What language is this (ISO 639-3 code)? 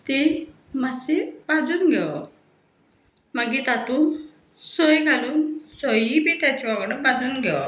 kok